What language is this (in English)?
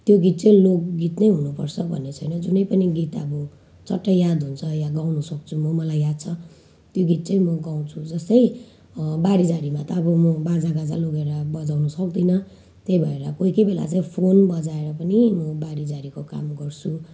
Nepali